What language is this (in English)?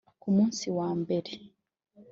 Kinyarwanda